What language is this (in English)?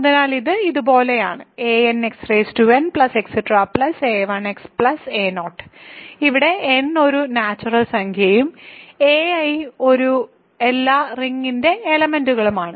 Malayalam